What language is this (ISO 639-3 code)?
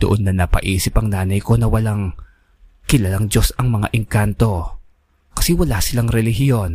fil